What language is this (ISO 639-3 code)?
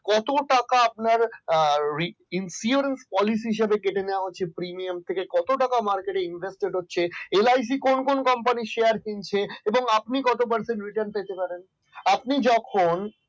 ben